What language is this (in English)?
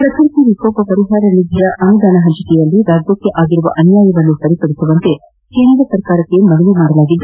Kannada